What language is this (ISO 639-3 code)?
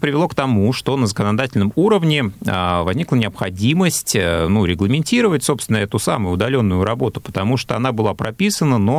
rus